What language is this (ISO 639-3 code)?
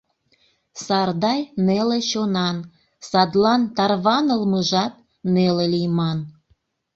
chm